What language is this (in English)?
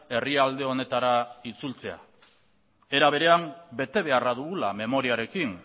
Basque